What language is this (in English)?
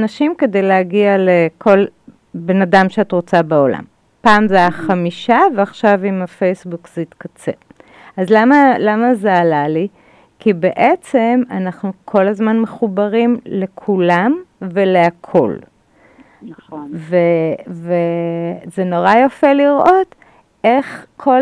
Hebrew